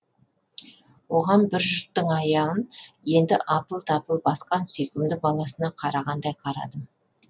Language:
Kazakh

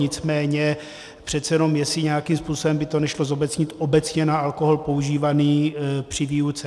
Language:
Czech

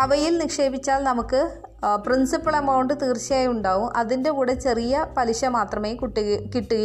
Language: Malayalam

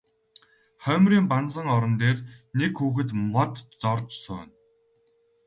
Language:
Mongolian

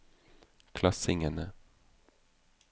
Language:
Norwegian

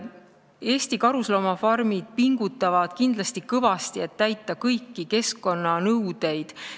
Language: Estonian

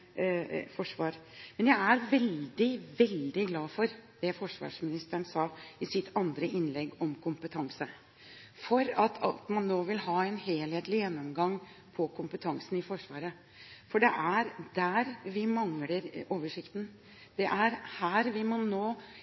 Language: Norwegian Bokmål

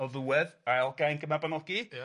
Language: Welsh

